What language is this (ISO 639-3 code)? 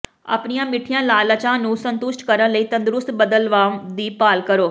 pan